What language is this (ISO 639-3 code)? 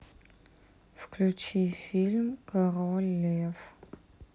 rus